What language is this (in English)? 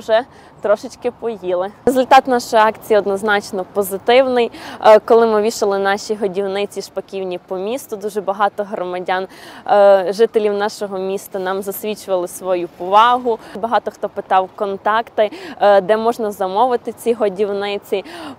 Ukrainian